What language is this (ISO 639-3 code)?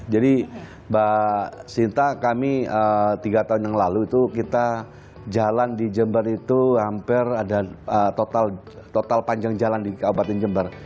ind